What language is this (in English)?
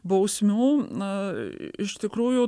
Lithuanian